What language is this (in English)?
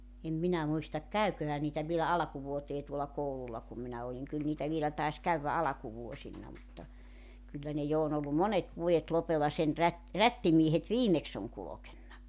Finnish